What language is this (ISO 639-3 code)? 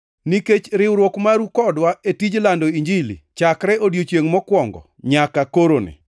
luo